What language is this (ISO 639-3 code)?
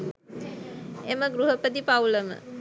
sin